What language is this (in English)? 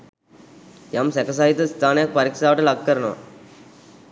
Sinhala